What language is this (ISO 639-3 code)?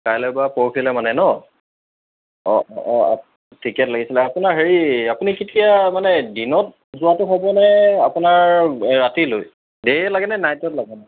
asm